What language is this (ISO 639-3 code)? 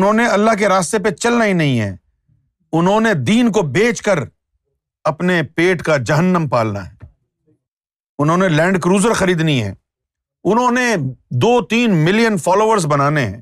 urd